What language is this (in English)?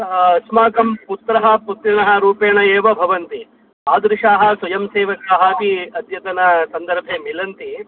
Sanskrit